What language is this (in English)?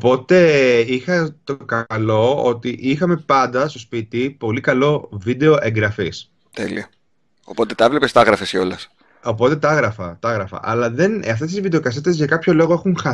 Greek